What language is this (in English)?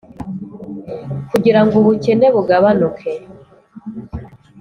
Kinyarwanda